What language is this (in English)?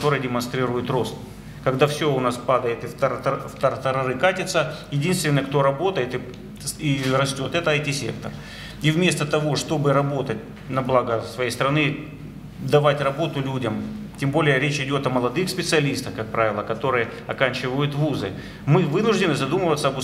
Russian